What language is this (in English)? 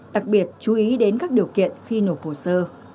Vietnamese